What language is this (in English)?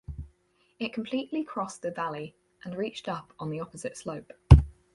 English